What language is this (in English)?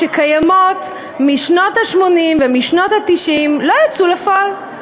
Hebrew